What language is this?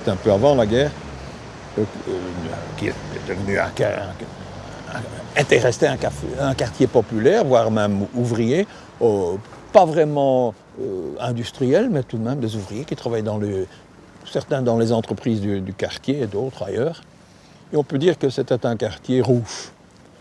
French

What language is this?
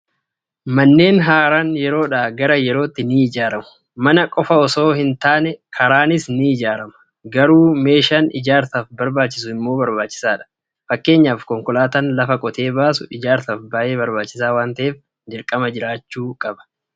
Oromo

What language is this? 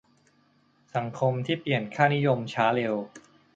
Thai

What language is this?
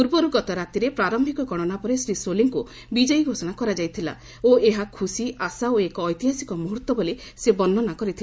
Odia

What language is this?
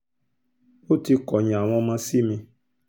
Yoruba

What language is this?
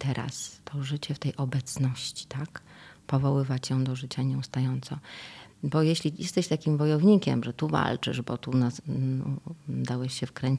Polish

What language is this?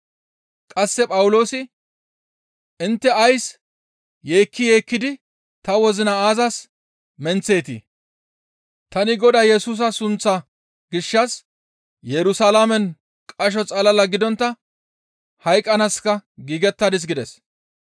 Gamo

